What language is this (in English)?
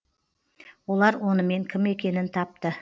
Kazakh